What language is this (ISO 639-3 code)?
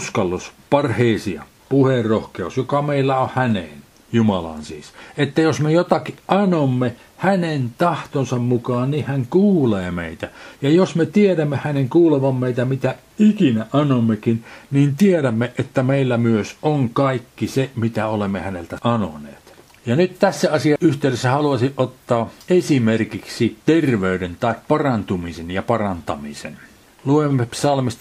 fin